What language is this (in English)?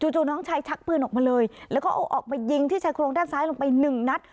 Thai